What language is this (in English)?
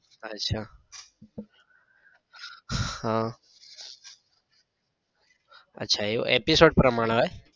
Gujarati